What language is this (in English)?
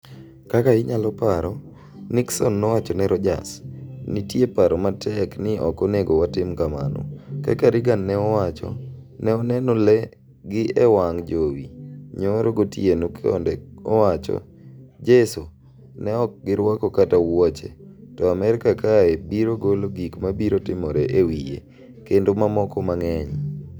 Luo (Kenya and Tanzania)